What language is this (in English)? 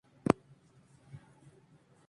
Spanish